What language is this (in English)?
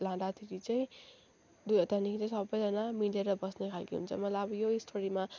Nepali